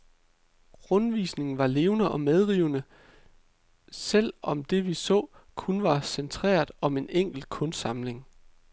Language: Danish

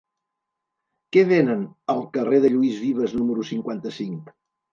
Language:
Catalan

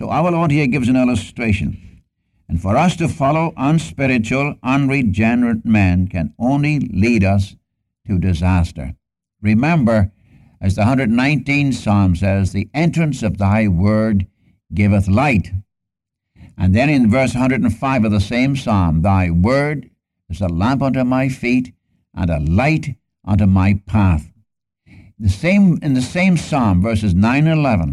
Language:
English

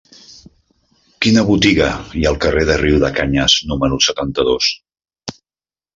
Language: Catalan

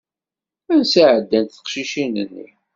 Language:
Kabyle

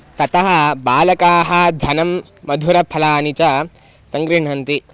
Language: Sanskrit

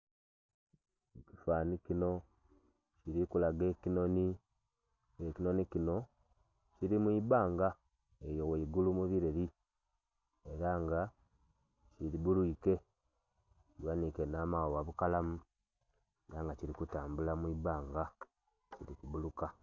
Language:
Soga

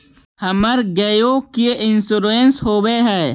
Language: Magahi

